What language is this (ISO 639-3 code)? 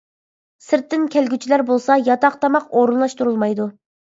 uig